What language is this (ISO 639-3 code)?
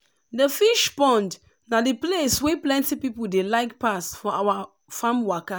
pcm